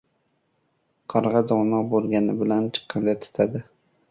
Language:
Uzbek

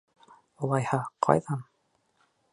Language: Bashkir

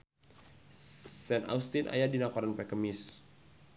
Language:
Sundanese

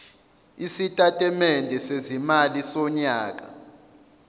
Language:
Zulu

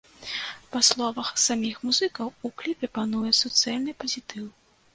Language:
Belarusian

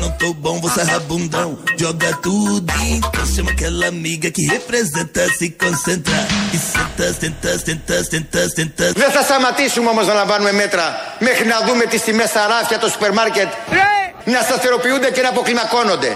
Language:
Greek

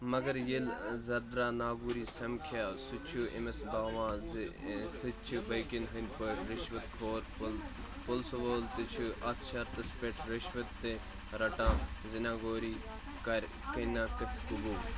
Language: Kashmiri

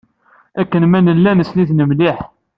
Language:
Kabyle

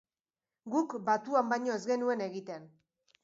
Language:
Basque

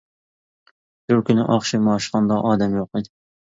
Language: Uyghur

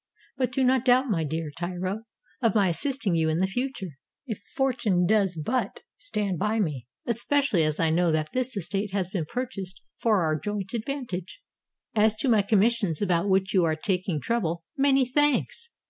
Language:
English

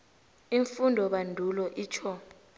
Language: South Ndebele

